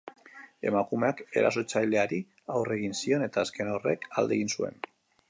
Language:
Basque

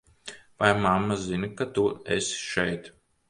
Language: Latvian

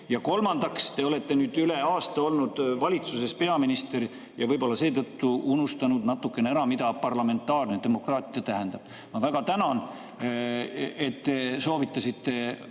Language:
Estonian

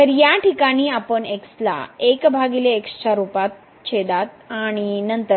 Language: Marathi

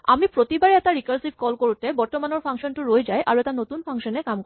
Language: Assamese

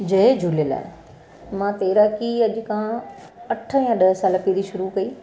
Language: Sindhi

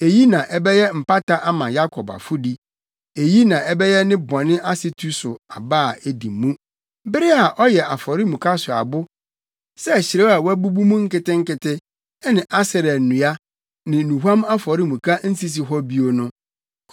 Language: Akan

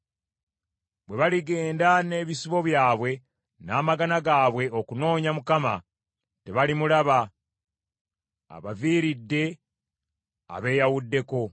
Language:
Ganda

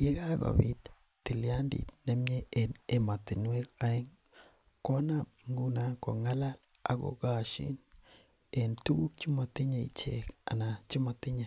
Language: Kalenjin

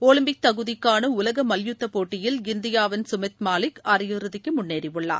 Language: Tamil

